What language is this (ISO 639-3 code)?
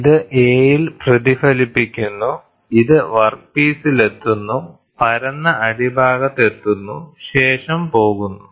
mal